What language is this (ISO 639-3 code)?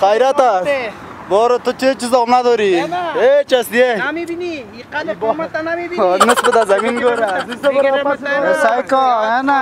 ron